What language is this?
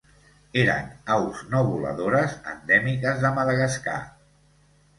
Catalan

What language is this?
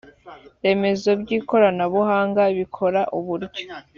Kinyarwanda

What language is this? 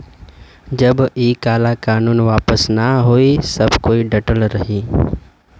Bhojpuri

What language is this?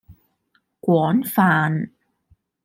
Cantonese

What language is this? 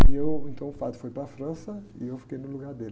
Portuguese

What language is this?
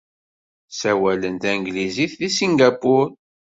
Kabyle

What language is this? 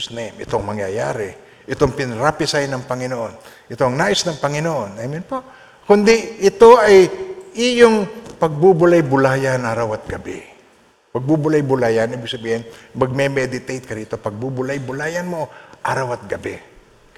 Filipino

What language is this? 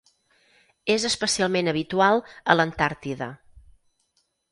Catalan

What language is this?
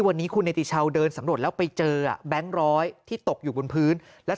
Thai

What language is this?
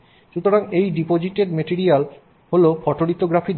Bangla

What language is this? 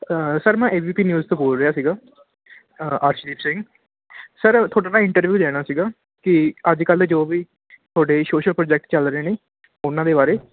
Punjabi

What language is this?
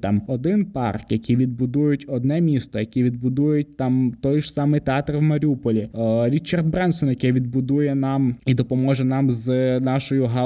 Ukrainian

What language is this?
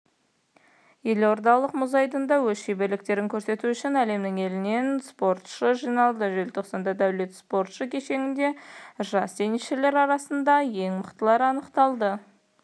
Kazakh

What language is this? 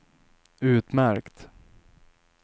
Swedish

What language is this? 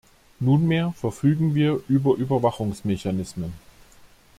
German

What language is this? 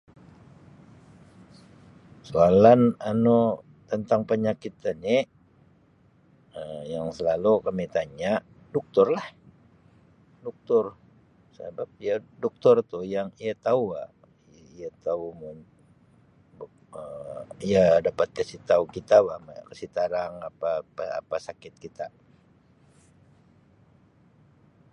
Sabah Malay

